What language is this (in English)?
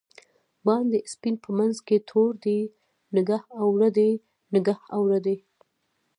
Pashto